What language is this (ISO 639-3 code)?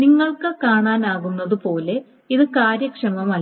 mal